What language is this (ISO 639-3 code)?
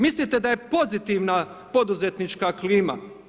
hrv